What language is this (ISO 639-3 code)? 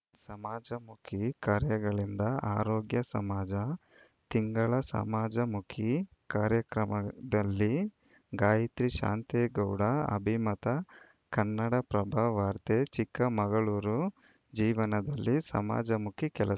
kan